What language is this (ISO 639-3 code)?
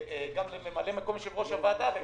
heb